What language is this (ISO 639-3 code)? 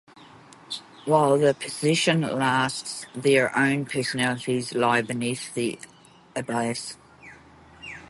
eng